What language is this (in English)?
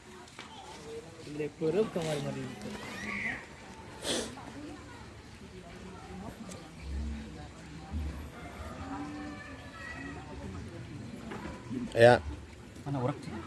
Indonesian